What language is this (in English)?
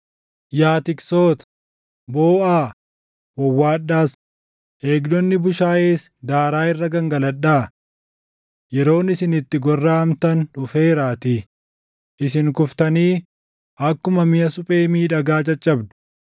Oromo